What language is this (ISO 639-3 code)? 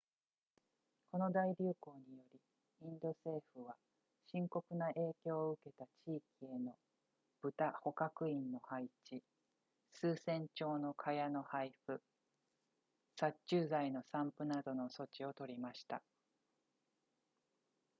jpn